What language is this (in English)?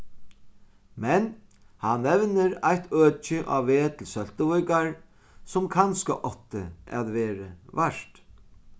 Faroese